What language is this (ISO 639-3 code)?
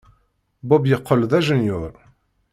kab